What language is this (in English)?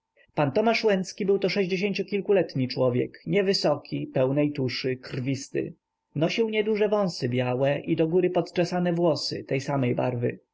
Polish